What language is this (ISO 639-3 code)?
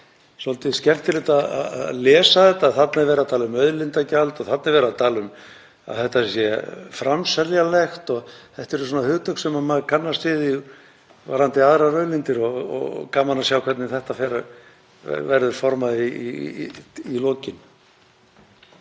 isl